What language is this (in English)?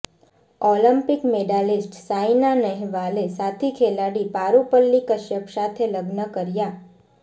Gujarati